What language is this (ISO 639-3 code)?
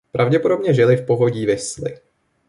ces